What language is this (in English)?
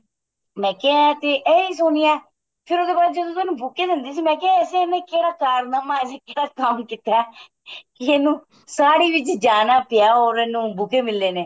Punjabi